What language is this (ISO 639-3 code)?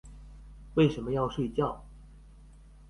zho